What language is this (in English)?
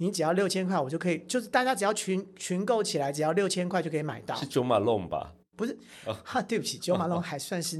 Chinese